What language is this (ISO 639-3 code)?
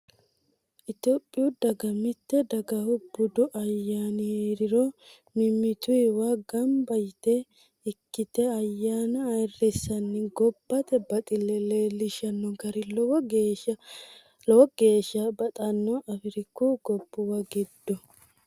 sid